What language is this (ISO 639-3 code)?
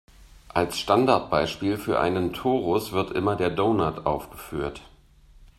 deu